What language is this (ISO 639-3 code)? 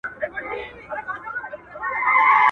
pus